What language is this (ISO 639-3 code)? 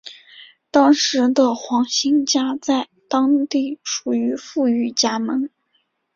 zho